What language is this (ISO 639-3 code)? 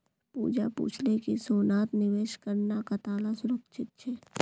mag